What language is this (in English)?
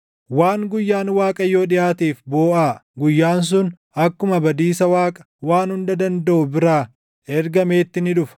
Oromo